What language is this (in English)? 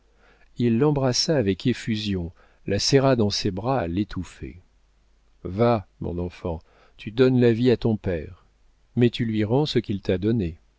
French